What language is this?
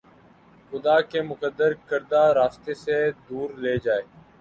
Urdu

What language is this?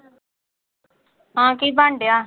Punjabi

